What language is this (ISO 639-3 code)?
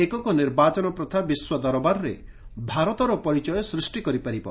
ori